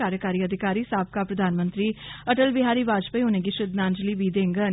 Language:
Dogri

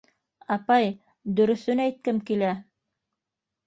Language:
Bashkir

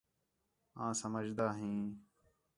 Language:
Khetrani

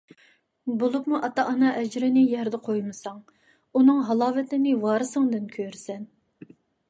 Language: Uyghur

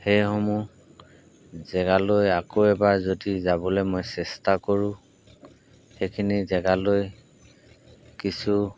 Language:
Assamese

